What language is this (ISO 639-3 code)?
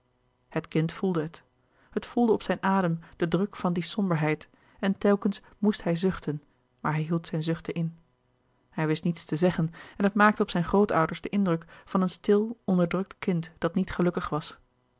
nld